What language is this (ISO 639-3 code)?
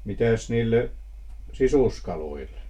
fin